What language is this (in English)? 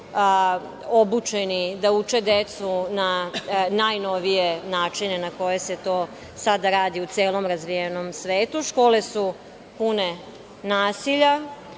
Serbian